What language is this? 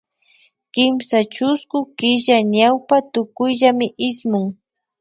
Imbabura Highland Quichua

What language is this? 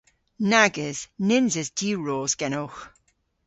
Cornish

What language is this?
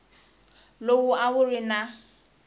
Tsonga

